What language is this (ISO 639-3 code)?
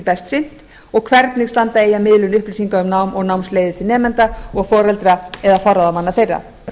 isl